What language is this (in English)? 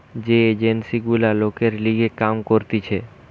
Bangla